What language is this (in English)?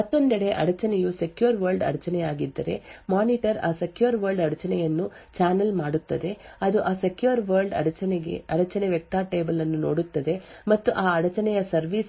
Kannada